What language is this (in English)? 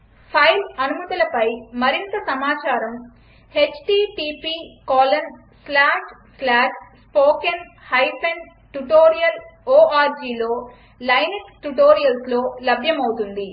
Telugu